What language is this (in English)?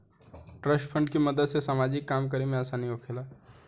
Bhojpuri